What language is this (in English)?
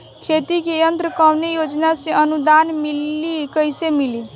Bhojpuri